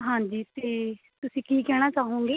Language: Punjabi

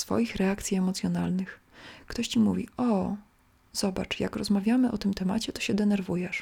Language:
Polish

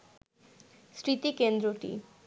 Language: Bangla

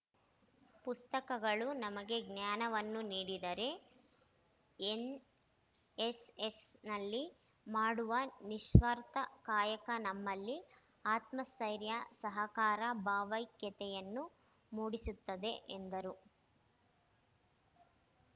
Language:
Kannada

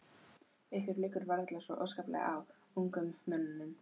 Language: Icelandic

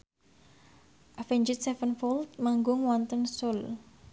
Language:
Javanese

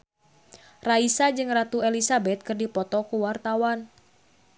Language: Sundanese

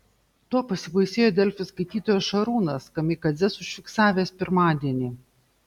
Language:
Lithuanian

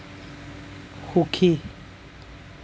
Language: Assamese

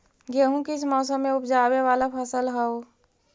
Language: Magahi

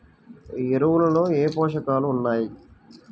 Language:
Telugu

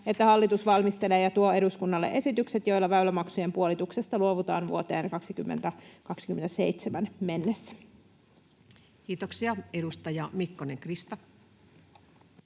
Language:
Finnish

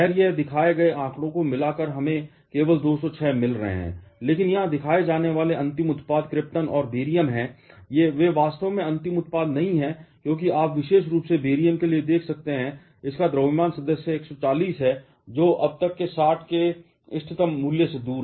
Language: Hindi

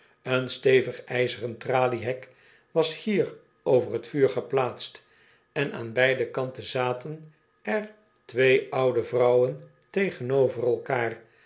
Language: Dutch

